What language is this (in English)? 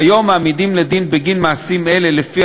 Hebrew